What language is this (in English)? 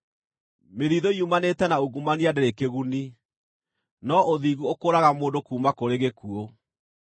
Kikuyu